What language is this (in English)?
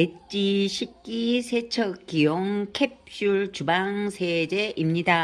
Korean